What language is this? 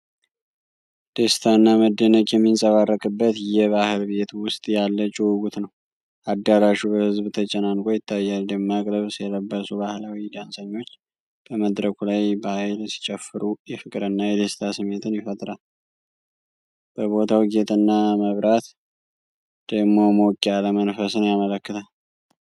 Amharic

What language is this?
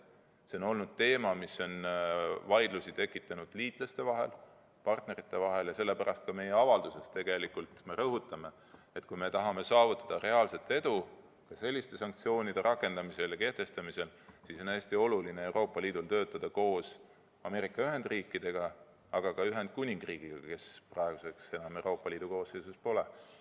Estonian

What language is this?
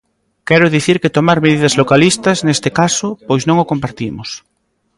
Galician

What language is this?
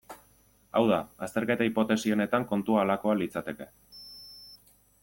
Basque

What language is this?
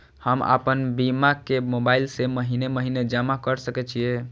Maithili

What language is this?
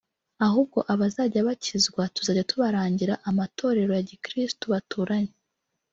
Kinyarwanda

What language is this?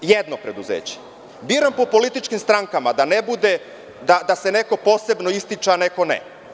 Serbian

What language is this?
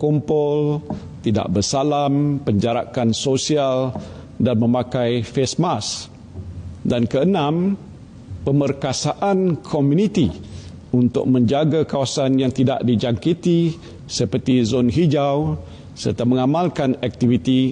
Malay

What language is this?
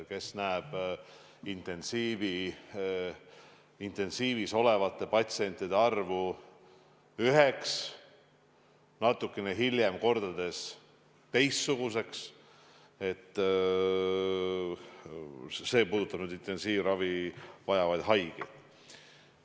Estonian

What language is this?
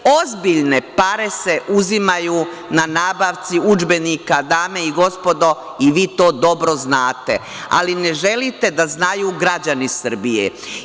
Serbian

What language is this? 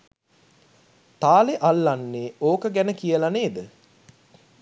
Sinhala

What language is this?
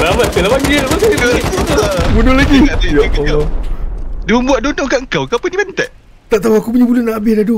Malay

